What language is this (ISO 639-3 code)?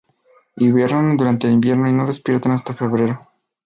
spa